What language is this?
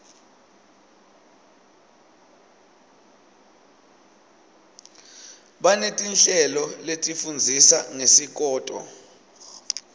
Swati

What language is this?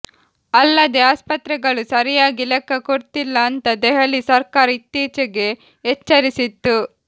Kannada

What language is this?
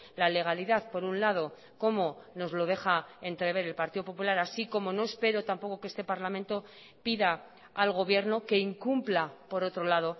Spanish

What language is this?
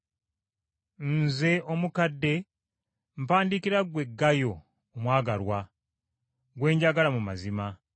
Ganda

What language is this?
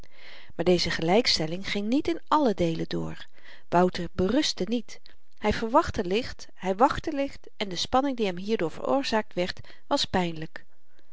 Dutch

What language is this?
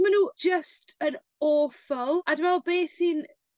Welsh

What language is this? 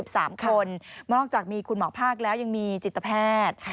Thai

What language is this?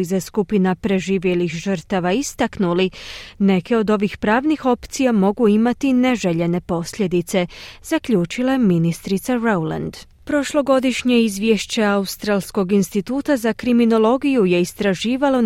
Croatian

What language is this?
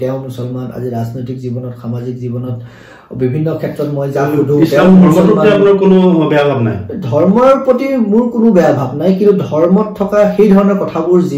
English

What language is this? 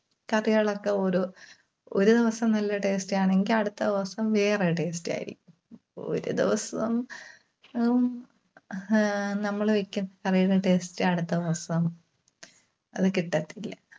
Malayalam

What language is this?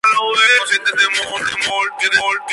Spanish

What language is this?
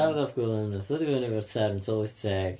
Welsh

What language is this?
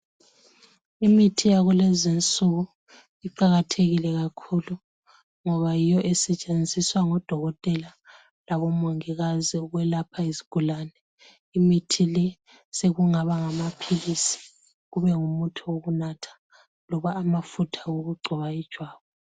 North Ndebele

